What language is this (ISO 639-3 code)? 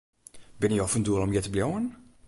fry